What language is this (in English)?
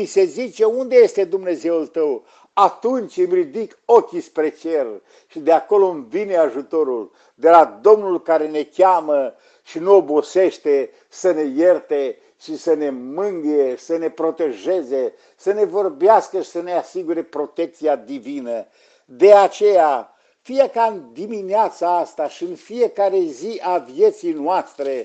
Romanian